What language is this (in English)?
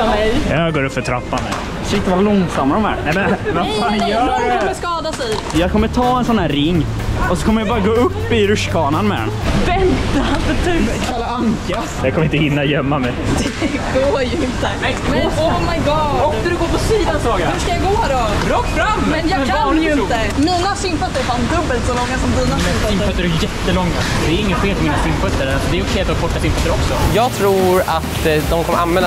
Swedish